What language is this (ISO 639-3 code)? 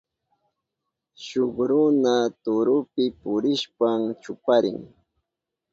qup